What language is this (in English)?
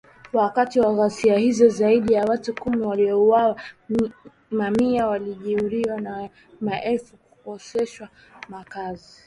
Swahili